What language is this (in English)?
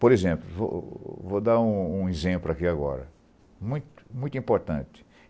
Portuguese